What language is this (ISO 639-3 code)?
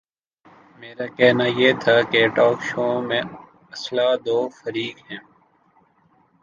urd